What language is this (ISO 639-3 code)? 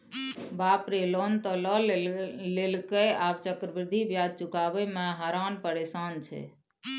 mai